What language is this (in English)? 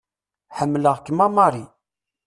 Kabyle